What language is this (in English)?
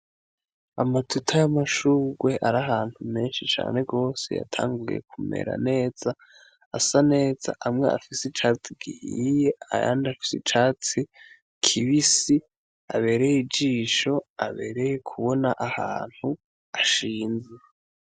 Rundi